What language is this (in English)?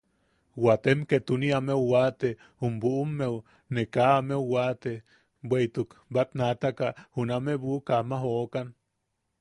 Yaqui